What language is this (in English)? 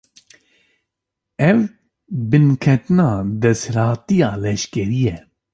Kurdish